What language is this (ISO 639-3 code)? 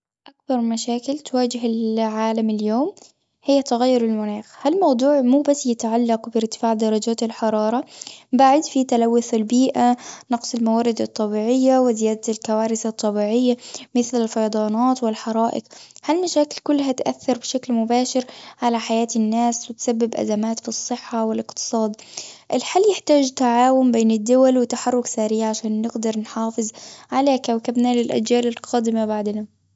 afb